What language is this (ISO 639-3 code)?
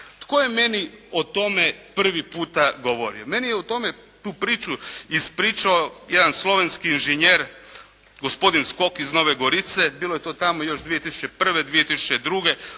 hrv